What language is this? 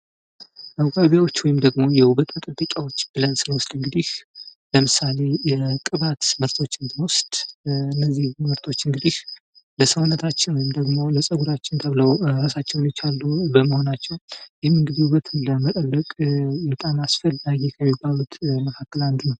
Amharic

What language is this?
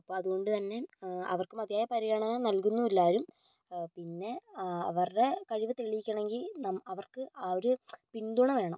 Malayalam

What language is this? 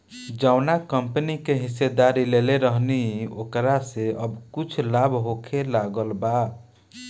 Bhojpuri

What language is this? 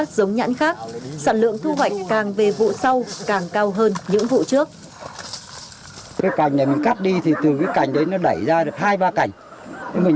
Vietnamese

